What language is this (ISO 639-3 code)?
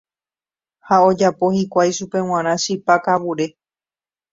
grn